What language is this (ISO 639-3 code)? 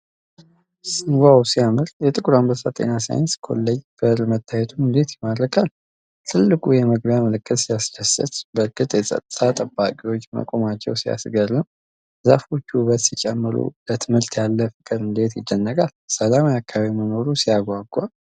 amh